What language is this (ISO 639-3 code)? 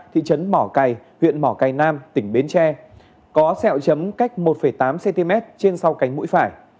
vie